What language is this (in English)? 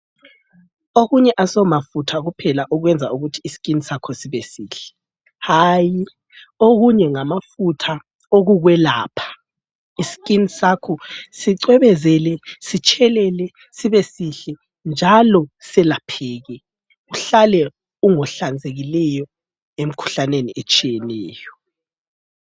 North Ndebele